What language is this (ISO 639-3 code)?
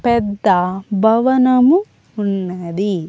tel